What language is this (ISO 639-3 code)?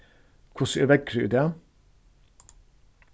fao